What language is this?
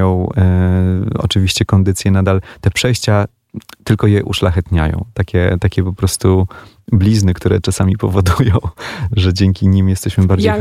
Polish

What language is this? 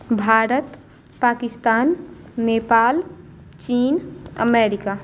Maithili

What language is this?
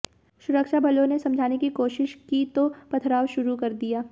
Hindi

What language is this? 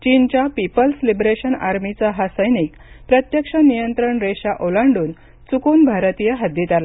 Marathi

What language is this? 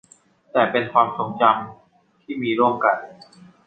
Thai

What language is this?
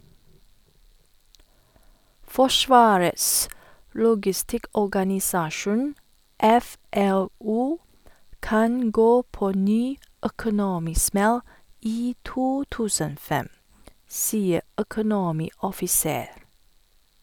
Norwegian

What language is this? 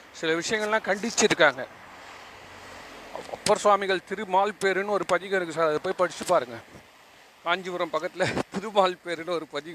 Tamil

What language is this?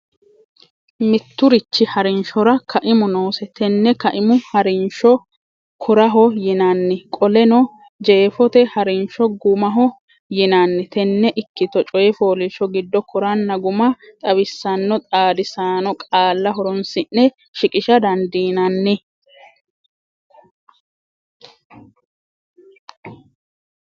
Sidamo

